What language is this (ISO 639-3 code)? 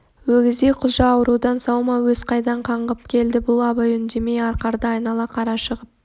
kaz